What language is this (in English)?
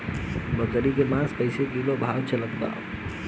Bhojpuri